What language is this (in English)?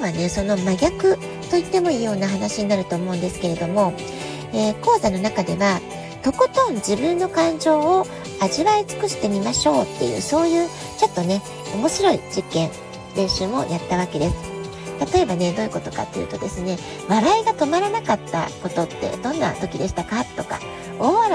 Japanese